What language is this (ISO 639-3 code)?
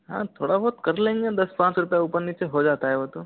hin